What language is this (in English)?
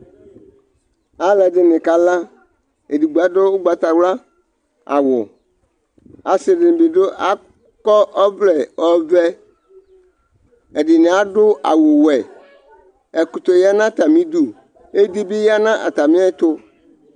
Ikposo